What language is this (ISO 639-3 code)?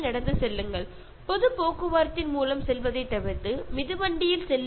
mal